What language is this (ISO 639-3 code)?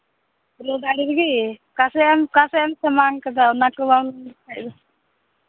sat